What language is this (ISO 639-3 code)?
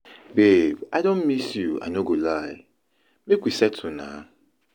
pcm